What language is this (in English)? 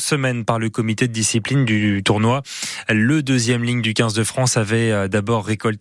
French